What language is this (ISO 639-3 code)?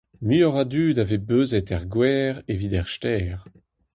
bre